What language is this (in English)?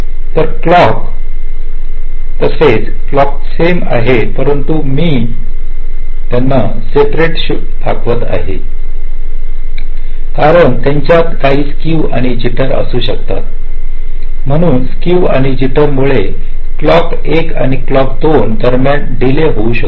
Marathi